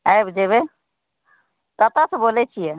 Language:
Maithili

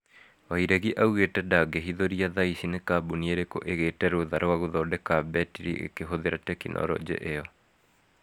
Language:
Kikuyu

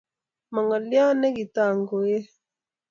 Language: Kalenjin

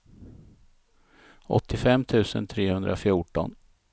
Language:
Swedish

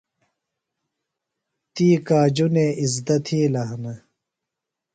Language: Phalura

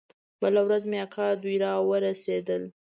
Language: Pashto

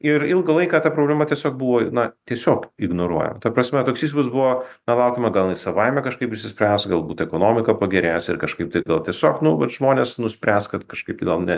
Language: Lithuanian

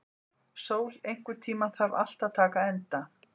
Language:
Icelandic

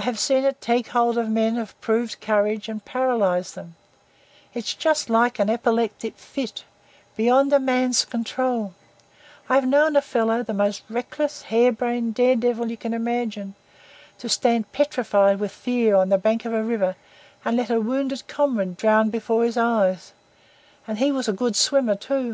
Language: English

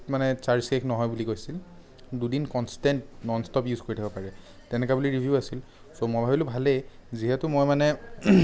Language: Assamese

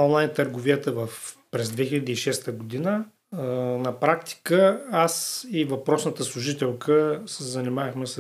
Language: Bulgarian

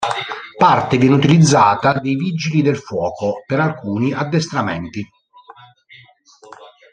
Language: Italian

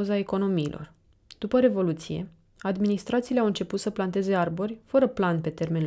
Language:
Romanian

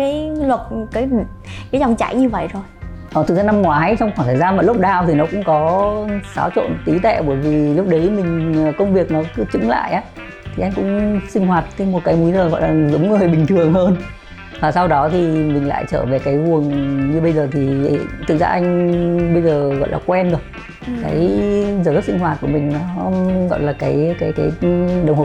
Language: Vietnamese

